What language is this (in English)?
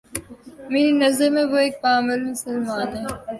Urdu